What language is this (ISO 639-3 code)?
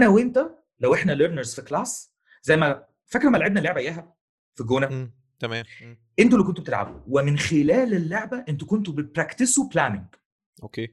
ara